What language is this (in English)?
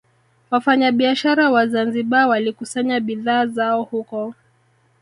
Swahili